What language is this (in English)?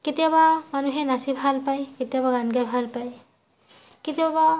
Assamese